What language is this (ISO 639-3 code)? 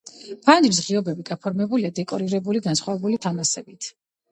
kat